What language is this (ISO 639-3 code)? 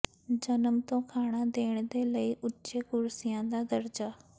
pan